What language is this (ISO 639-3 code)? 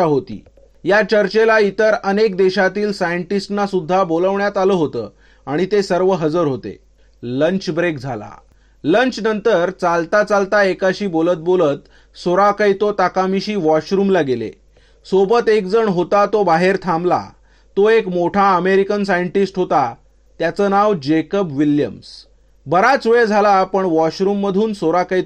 mar